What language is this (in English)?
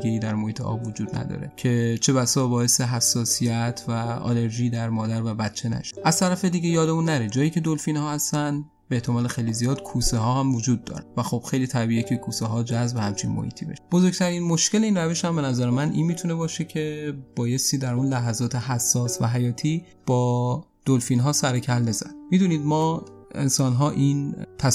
Persian